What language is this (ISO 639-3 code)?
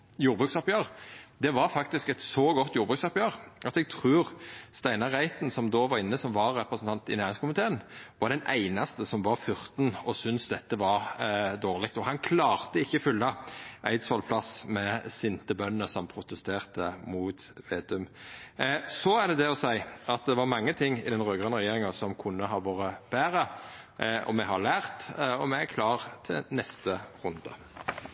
nno